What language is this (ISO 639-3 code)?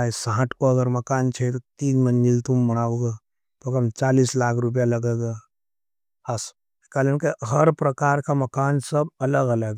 noe